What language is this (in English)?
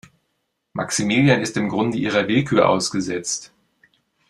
German